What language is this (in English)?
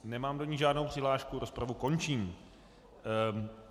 Czech